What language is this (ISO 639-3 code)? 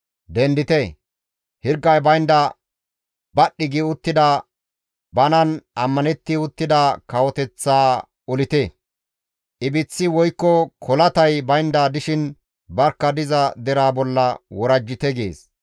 gmv